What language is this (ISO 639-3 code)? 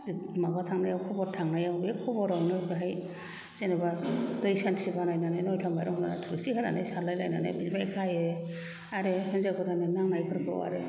brx